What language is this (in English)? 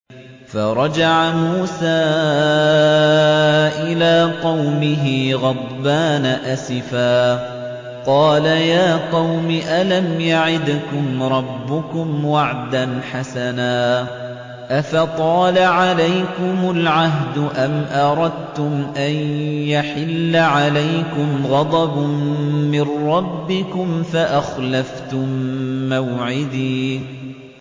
Arabic